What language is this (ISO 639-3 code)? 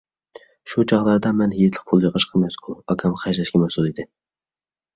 uig